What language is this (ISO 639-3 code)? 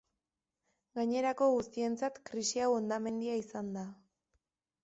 eus